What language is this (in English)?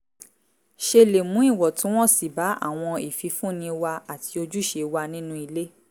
Yoruba